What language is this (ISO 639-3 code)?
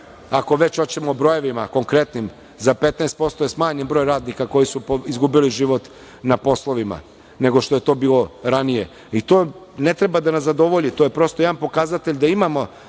srp